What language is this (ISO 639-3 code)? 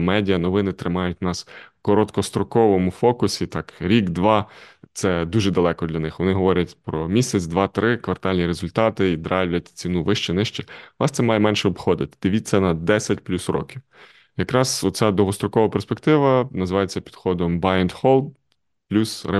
ukr